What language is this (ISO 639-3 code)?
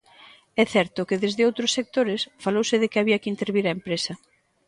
glg